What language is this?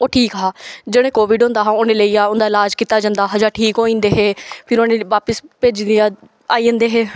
Dogri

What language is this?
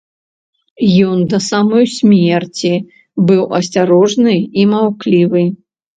Belarusian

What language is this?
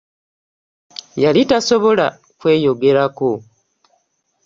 Ganda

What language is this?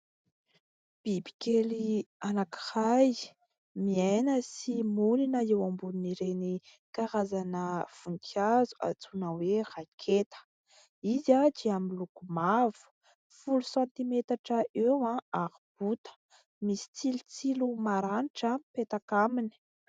Malagasy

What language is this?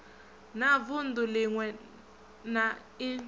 Venda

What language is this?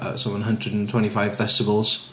Welsh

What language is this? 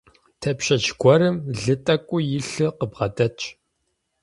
Kabardian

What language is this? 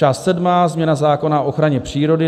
Czech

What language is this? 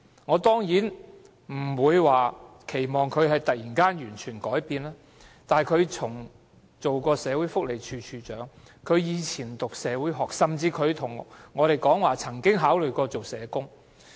Cantonese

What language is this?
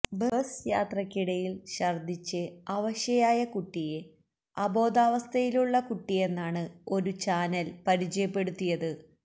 Malayalam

